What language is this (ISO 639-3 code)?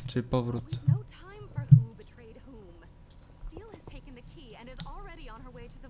pol